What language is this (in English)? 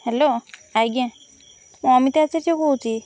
Odia